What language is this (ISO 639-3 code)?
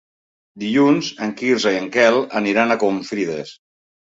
cat